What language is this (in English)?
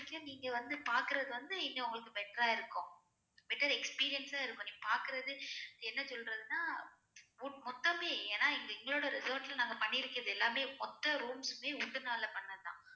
Tamil